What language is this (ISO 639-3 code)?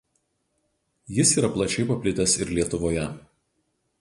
lit